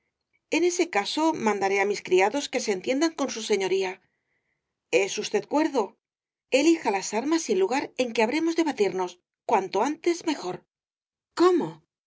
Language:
Spanish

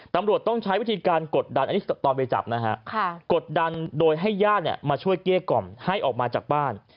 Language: Thai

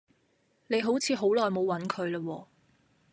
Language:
Cantonese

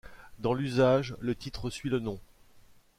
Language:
French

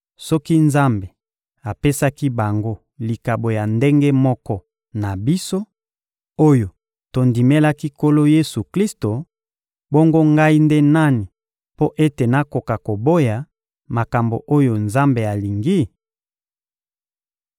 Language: Lingala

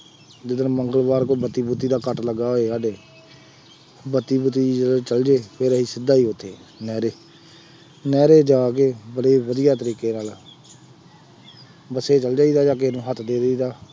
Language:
Punjabi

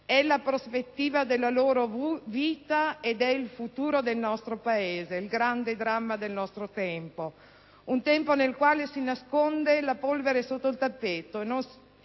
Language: Italian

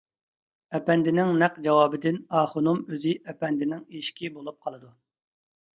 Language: Uyghur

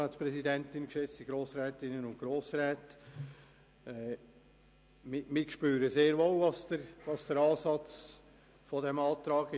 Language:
Swiss German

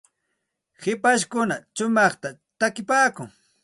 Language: Santa Ana de Tusi Pasco Quechua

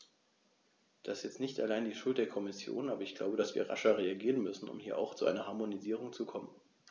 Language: German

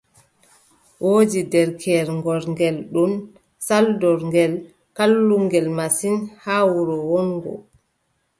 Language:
Adamawa Fulfulde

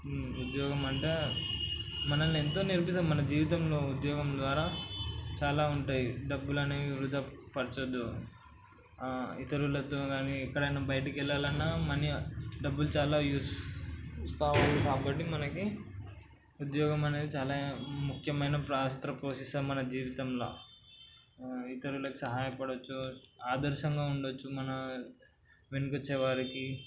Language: Telugu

